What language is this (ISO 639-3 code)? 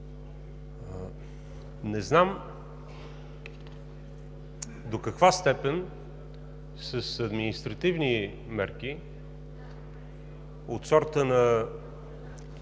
bul